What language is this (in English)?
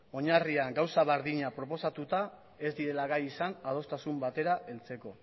Basque